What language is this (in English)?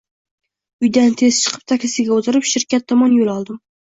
Uzbek